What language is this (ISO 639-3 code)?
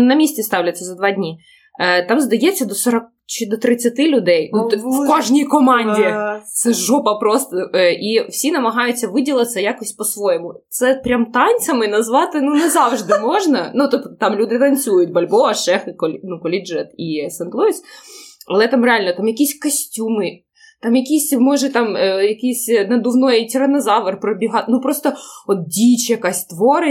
ukr